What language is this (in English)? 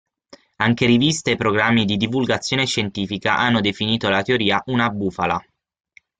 Italian